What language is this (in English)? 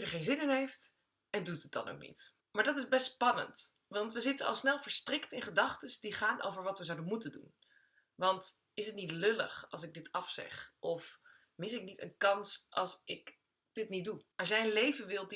Dutch